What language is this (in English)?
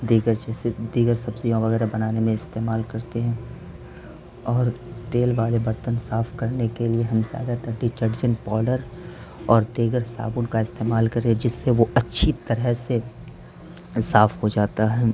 Urdu